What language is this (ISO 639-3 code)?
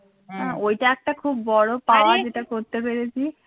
ben